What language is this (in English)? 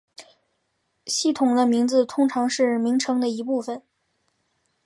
Chinese